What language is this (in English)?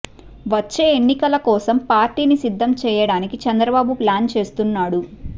Telugu